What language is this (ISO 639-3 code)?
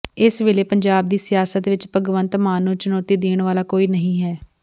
pan